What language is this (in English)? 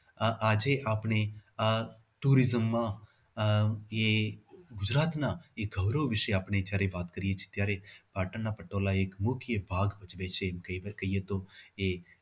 Gujarati